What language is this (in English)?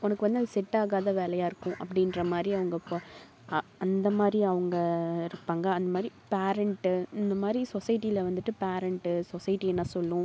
Tamil